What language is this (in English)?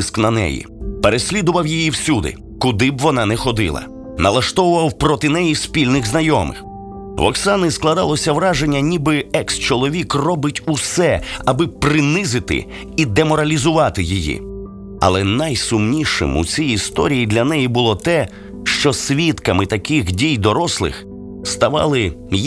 Ukrainian